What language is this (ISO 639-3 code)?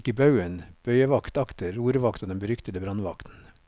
nor